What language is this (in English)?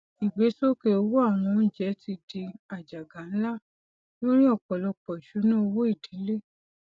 Yoruba